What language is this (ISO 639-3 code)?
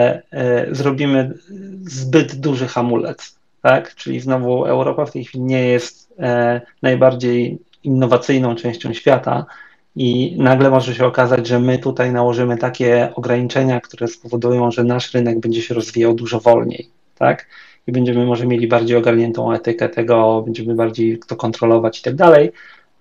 pol